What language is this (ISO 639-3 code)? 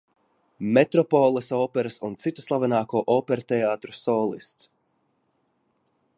lav